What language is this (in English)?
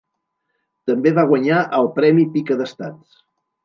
Catalan